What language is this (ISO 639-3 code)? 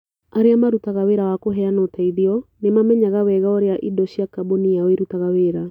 kik